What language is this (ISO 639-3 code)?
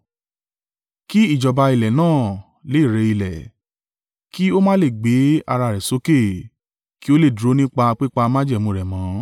yor